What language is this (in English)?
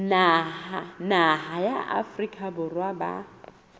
Southern Sotho